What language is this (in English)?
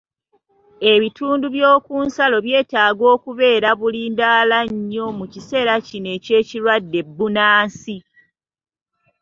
Ganda